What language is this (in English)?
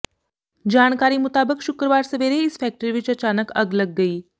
Punjabi